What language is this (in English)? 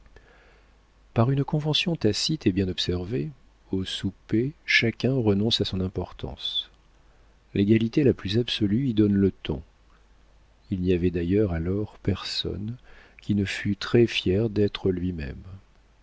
French